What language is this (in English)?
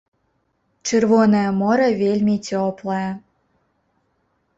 Belarusian